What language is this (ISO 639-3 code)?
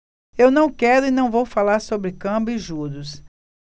por